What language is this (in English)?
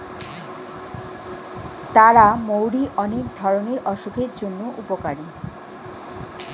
Bangla